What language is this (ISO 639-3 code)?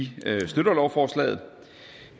dan